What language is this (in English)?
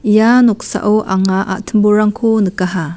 Garo